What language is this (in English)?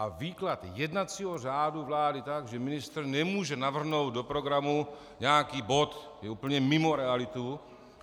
Czech